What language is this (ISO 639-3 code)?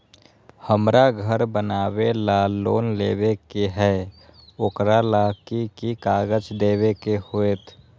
mag